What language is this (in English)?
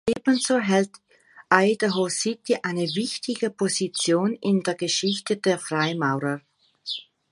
German